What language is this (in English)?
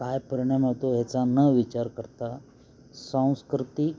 Marathi